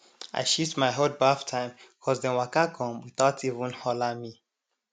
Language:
Nigerian Pidgin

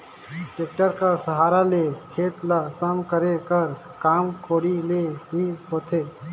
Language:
Chhattisgarhi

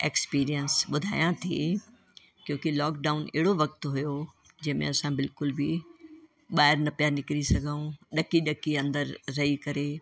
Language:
Sindhi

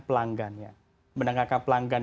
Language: Indonesian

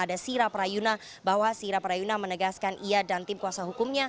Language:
Indonesian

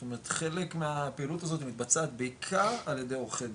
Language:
Hebrew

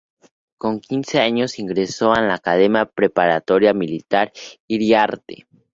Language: Spanish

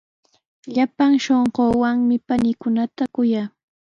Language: Sihuas Ancash Quechua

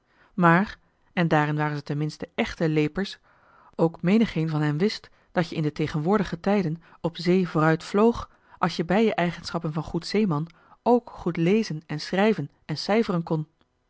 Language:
Dutch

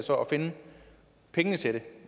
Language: Danish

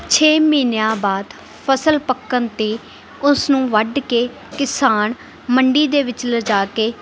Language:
Punjabi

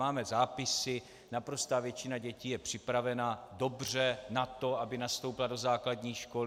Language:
Czech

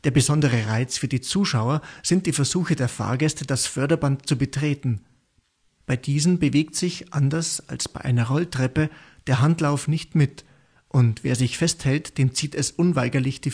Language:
German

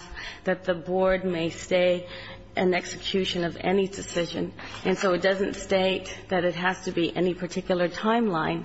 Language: English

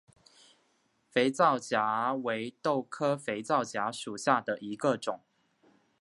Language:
Chinese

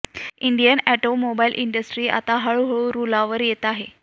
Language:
Marathi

